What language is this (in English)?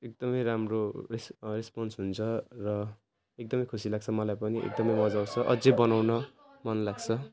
Nepali